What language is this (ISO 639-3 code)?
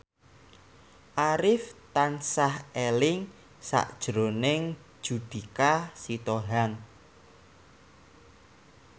jav